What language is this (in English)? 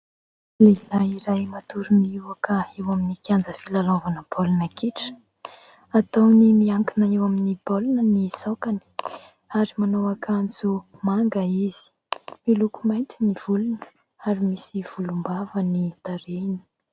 Malagasy